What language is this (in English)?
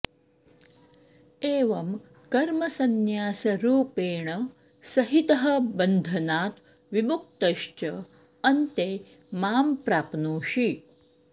Sanskrit